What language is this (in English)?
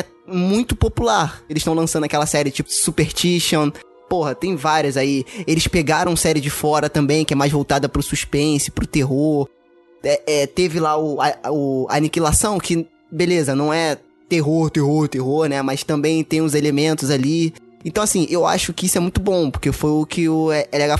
Portuguese